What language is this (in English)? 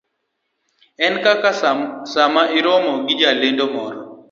Luo (Kenya and Tanzania)